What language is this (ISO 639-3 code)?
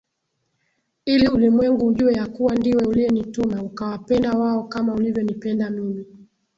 swa